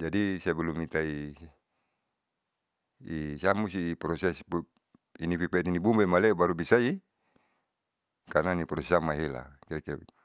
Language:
Saleman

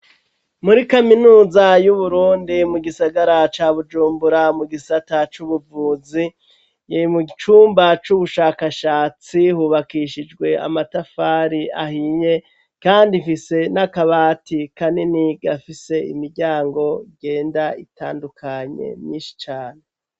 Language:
Rundi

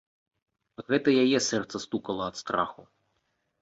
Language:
Belarusian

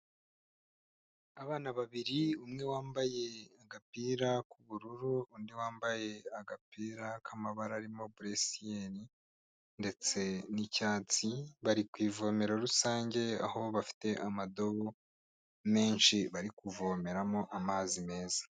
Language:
Kinyarwanda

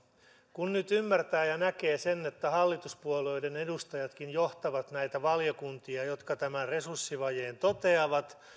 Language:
Finnish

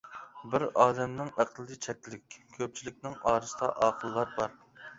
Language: Uyghur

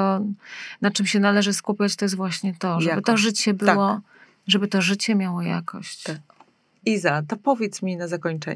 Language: Polish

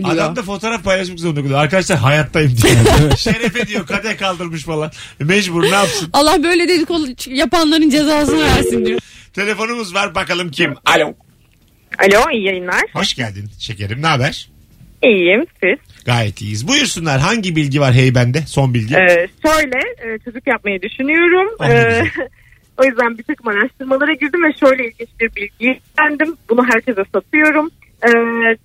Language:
Turkish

